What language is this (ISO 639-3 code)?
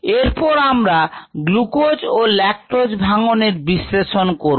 ben